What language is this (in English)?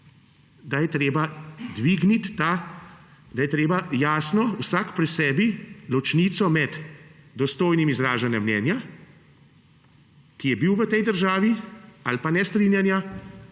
Slovenian